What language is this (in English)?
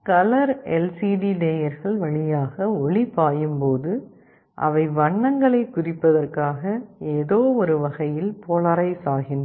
Tamil